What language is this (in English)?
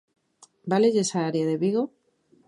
Galician